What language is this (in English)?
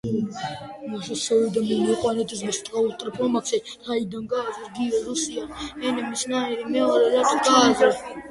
Georgian